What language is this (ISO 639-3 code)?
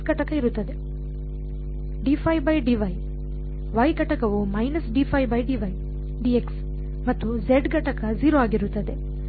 kan